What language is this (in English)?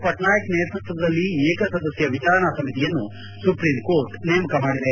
Kannada